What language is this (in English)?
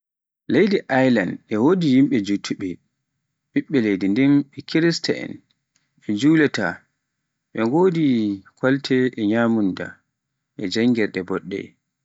Pular